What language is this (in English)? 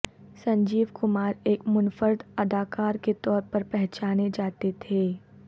Urdu